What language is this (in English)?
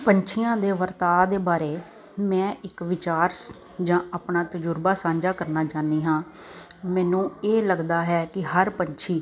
Punjabi